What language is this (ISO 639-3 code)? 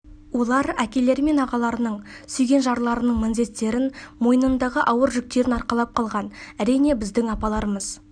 kaz